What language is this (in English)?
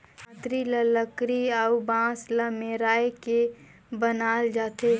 Chhattisgarhi